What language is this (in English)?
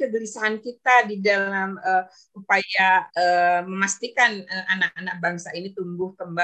Indonesian